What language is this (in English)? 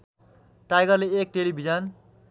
Nepali